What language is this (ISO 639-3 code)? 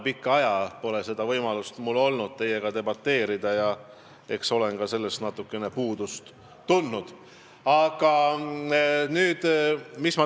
est